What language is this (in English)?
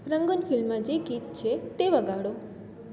Gujarati